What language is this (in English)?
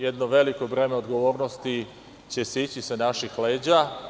Serbian